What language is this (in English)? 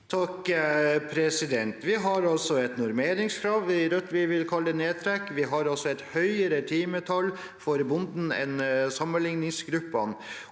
Norwegian